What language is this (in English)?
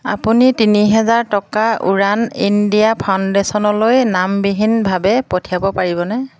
Assamese